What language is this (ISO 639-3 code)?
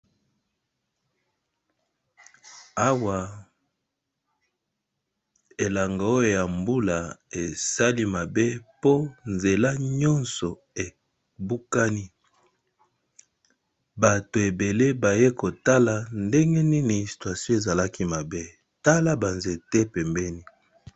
lin